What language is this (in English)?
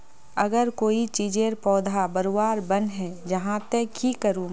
Magahi